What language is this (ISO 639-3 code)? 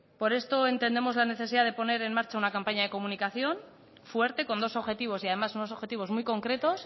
spa